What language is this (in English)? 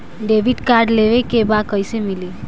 Bhojpuri